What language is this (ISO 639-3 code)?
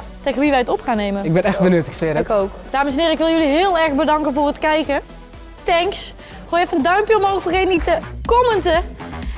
nld